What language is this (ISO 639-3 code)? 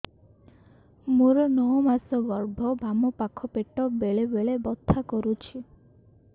ori